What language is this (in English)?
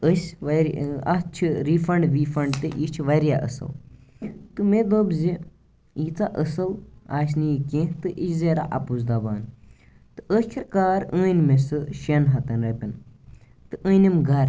Kashmiri